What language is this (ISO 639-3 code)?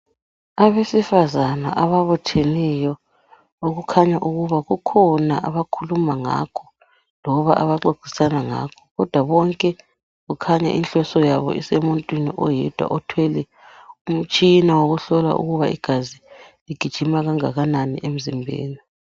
nde